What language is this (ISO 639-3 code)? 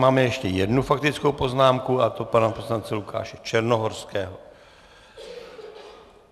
ces